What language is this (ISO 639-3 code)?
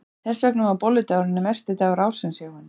isl